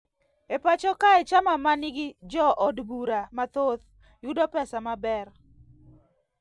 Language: Luo (Kenya and Tanzania)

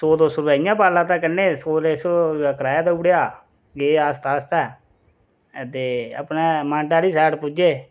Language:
Dogri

